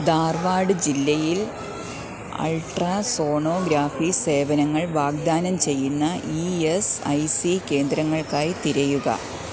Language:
Malayalam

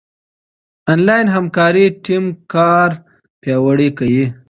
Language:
Pashto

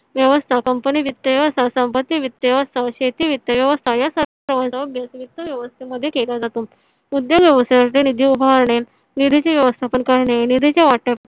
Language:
Marathi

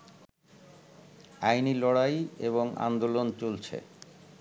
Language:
Bangla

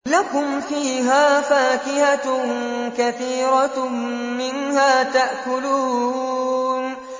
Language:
Arabic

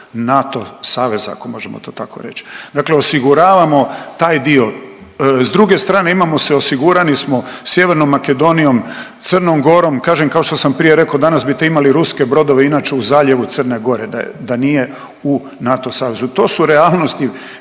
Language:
Croatian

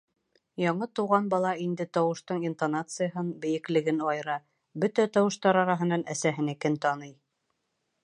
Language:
Bashkir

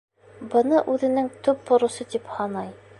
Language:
Bashkir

